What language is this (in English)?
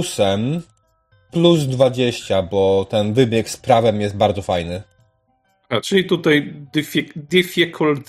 Polish